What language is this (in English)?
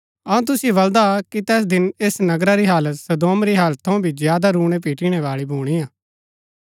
Gaddi